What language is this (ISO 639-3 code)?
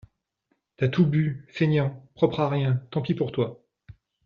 fra